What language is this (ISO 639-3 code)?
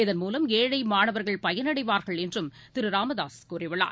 tam